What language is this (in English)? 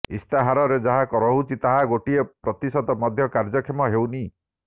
Odia